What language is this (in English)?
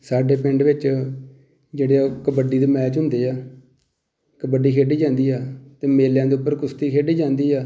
Punjabi